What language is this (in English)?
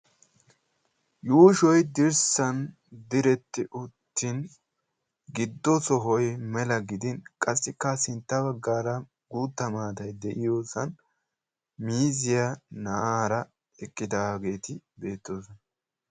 Wolaytta